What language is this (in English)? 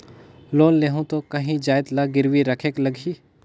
Chhattisgarhi